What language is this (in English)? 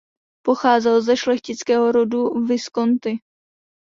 Czech